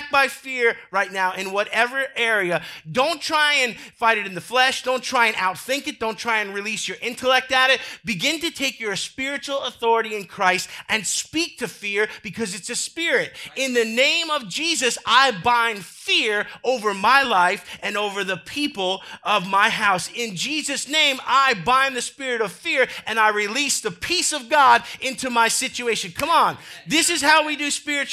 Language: English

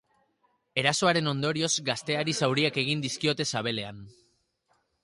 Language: Basque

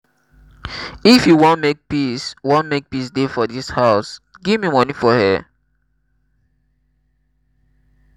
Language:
Nigerian Pidgin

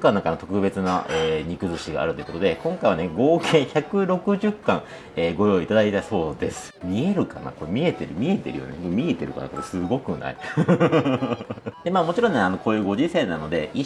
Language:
Japanese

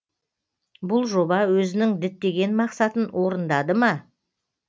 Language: Kazakh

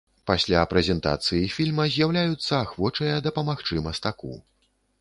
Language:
Belarusian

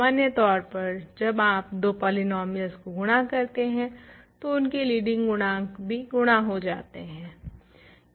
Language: Hindi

